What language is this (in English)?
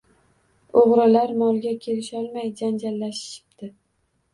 Uzbek